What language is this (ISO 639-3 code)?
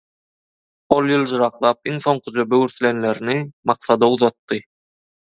tuk